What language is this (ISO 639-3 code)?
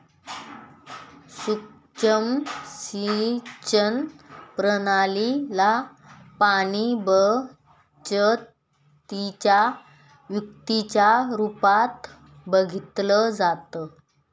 mar